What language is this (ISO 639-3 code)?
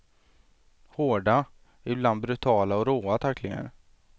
swe